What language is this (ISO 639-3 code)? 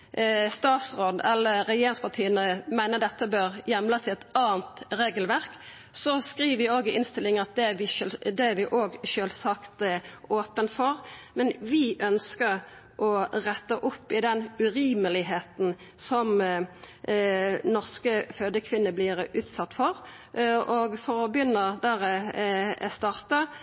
nno